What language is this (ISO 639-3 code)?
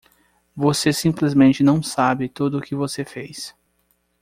por